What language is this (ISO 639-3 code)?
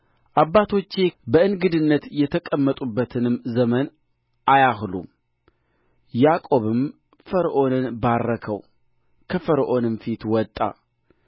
amh